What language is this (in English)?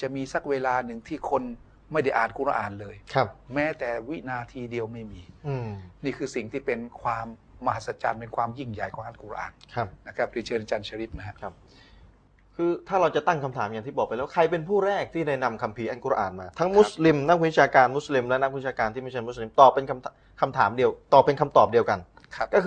Thai